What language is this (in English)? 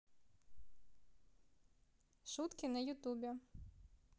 Russian